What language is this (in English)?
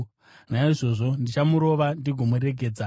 Shona